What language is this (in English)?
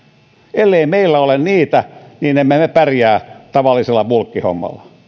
Finnish